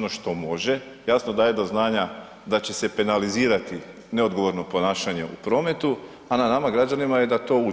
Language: Croatian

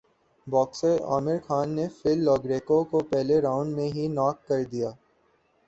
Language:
Urdu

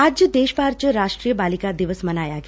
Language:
Punjabi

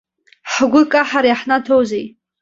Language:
Abkhazian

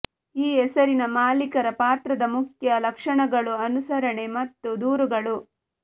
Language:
Kannada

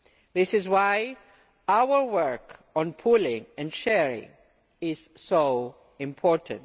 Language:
English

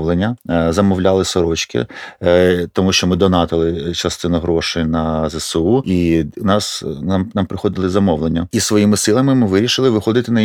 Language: Ukrainian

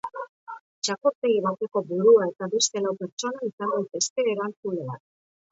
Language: Basque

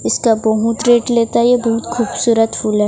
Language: Hindi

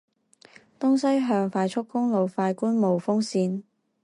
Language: Chinese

